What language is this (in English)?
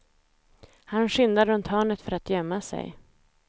Swedish